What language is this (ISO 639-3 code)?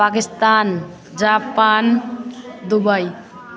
nep